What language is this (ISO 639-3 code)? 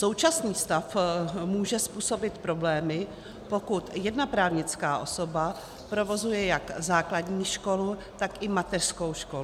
ces